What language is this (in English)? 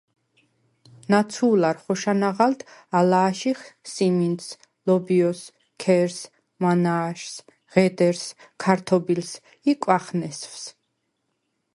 Svan